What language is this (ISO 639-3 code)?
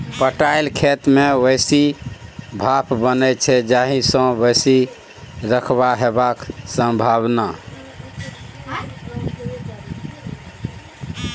mai